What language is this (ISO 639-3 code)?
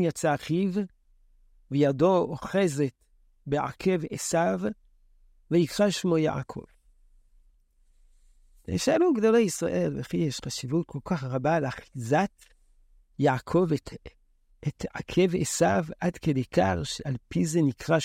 heb